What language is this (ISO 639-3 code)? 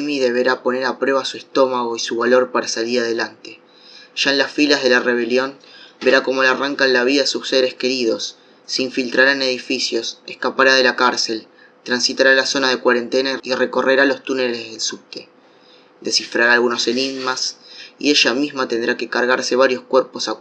spa